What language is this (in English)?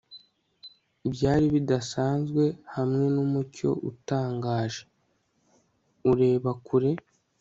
Kinyarwanda